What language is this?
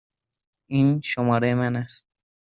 Persian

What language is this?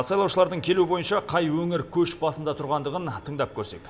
Kazakh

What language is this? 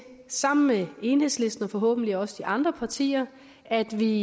Danish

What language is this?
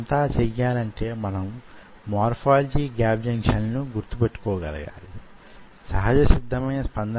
Telugu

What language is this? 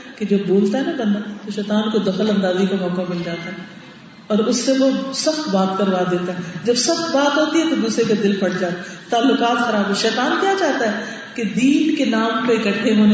Urdu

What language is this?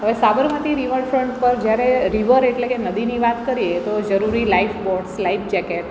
Gujarati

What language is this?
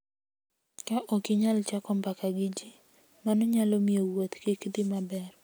Luo (Kenya and Tanzania)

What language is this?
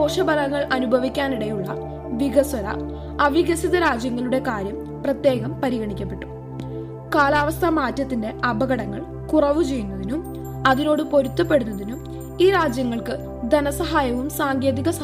Malayalam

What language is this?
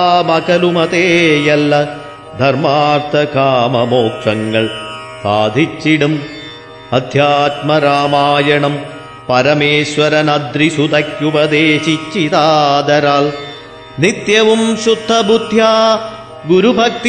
Malayalam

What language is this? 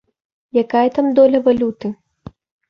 Belarusian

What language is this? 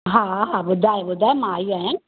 Sindhi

